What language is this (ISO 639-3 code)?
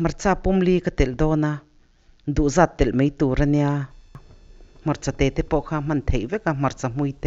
tha